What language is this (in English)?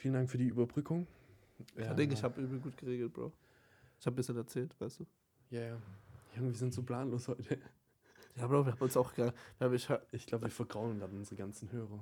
German